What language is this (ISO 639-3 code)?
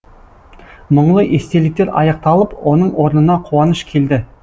kaz